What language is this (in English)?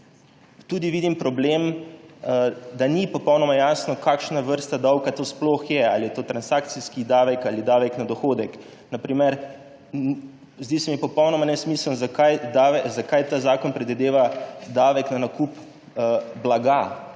Slovenian